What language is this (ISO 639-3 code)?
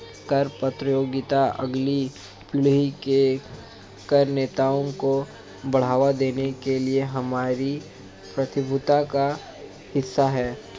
hin